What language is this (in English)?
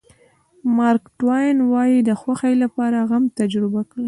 Pashto